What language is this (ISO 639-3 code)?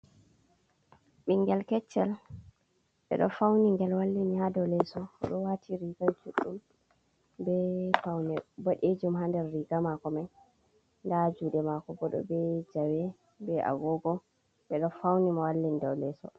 ful